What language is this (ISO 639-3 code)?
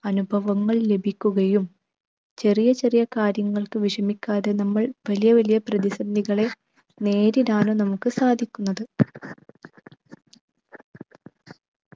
mal